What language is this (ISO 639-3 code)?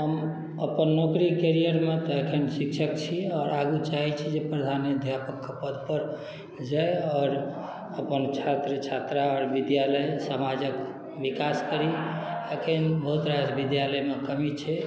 mai